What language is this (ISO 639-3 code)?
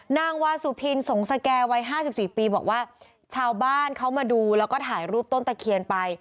tha